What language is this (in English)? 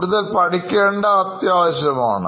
Malayalam